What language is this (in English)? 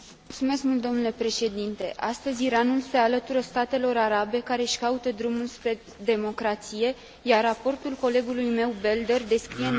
Romanian